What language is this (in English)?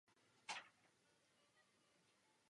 Czech